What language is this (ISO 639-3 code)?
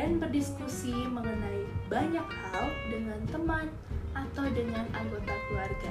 ind